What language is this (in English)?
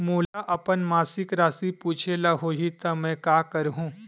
Chhattisgarhi